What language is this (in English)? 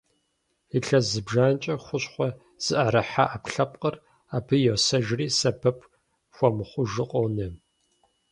Kabardian